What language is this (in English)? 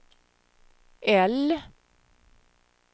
Swedish